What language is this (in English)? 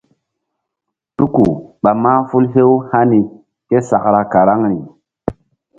Mbum